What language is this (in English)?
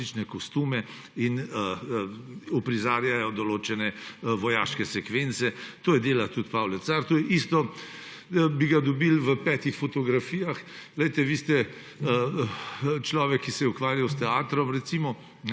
Slovenian